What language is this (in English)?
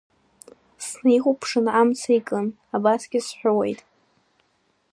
Abkhazian